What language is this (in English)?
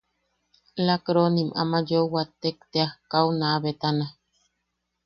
Yaqui